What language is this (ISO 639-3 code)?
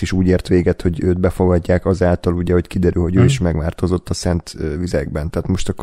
hun